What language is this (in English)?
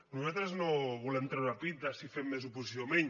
Catalan